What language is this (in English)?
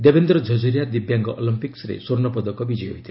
Odia